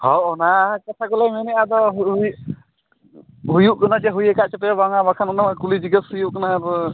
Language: Santali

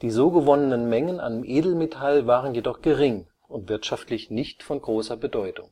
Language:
German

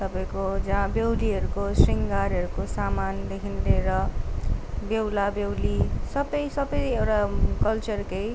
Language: Nepali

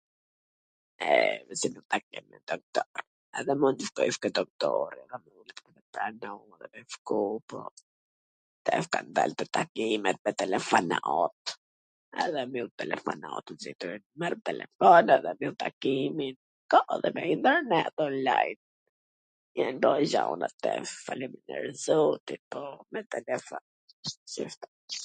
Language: Gheg Albanian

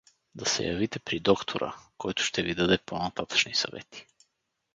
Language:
Bulgarian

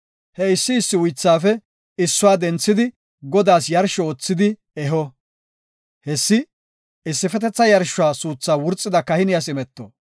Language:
Gofa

